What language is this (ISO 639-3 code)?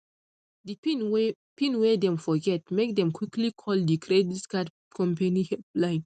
pcm